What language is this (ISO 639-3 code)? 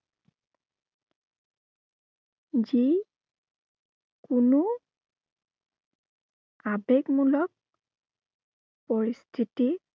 asm